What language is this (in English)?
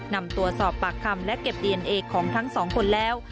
Thai